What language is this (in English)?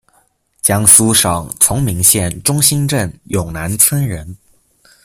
Chinese